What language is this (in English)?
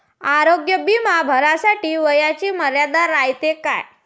Marathi